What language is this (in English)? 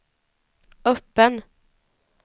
Swedish